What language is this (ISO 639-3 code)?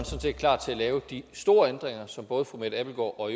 dan